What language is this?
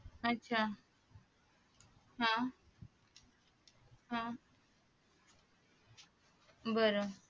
Marathi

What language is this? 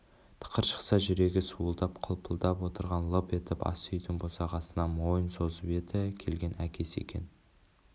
Kazakh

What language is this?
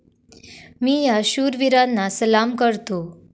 Marathi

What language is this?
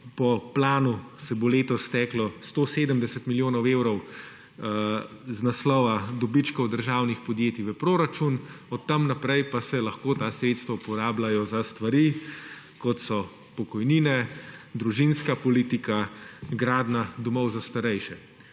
Slovenian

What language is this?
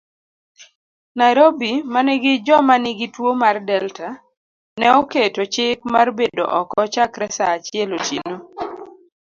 Luo (Kenya and Tanzania)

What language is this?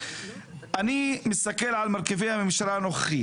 Hebrew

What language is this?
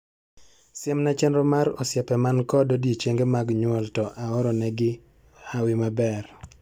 Luo (Kenya and Tanzania)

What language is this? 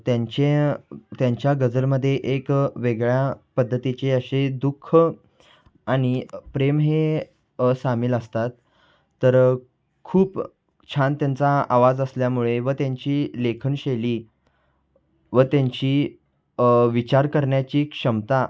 Marathi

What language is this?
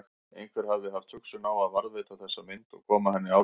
Icelandic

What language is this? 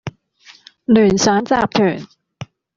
Cantonese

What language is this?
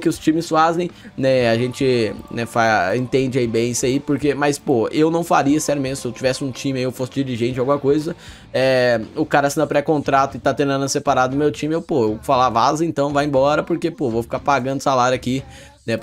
Portuguese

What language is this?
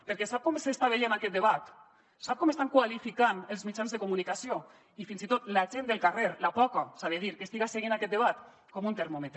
Catalan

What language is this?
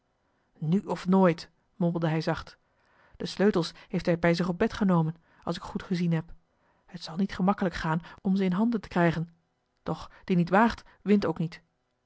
Dutch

